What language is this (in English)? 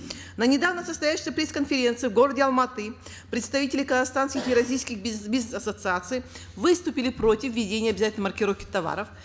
Kazakh